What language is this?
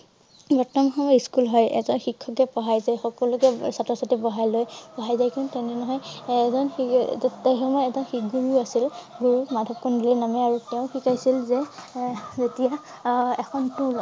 Assamese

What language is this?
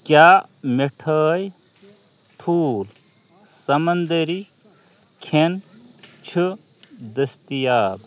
Kashmiri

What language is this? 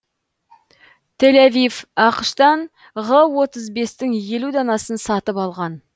Kazakh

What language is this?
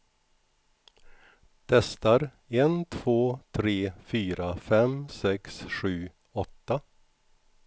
Swedish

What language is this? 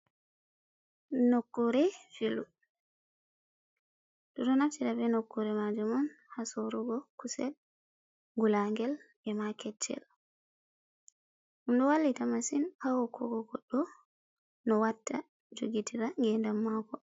Fula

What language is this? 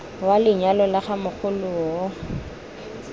Tswana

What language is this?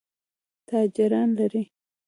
Pashto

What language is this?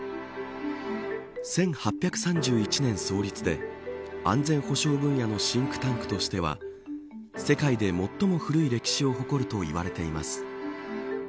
Japanese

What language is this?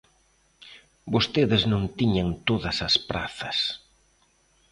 Galician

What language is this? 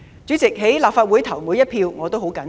Cantonese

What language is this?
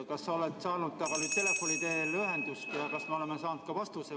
Estonian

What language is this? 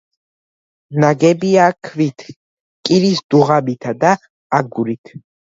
Georgian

